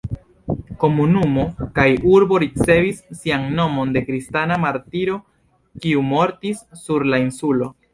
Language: Esperanto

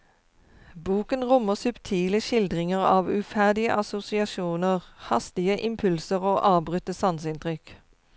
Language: Norwegian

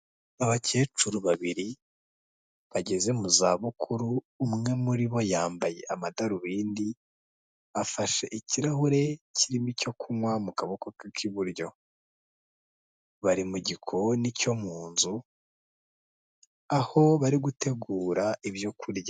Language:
Kinyarwanda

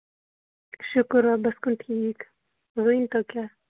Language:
Kashmiri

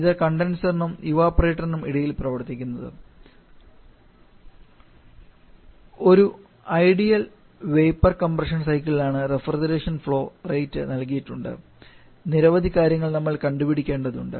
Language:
Malayalam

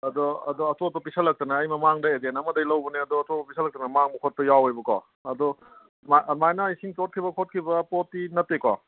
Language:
Manipuri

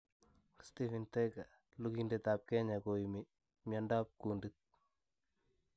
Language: Kalenjin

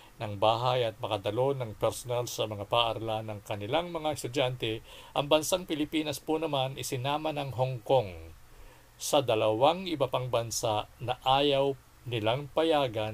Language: Filipino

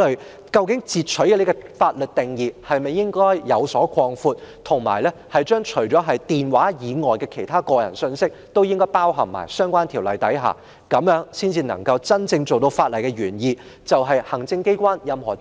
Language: Cantonese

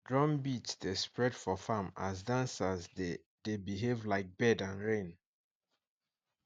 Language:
Nigerian Pidgin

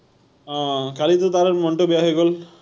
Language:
Assamese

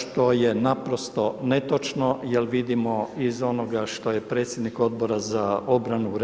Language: Croatian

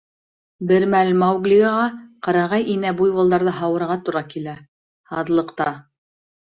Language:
Bashkir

